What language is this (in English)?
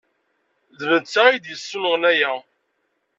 Kabyle